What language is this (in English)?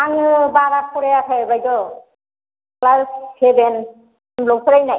Bodo